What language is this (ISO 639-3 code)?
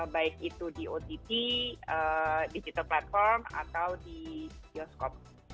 ind